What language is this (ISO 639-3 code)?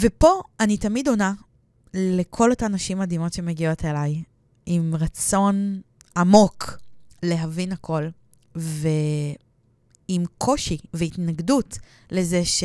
heb